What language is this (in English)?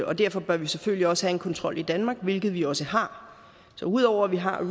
Danish